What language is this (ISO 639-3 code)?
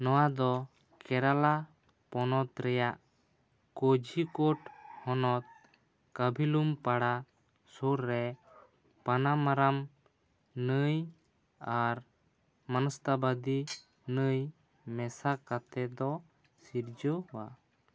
sat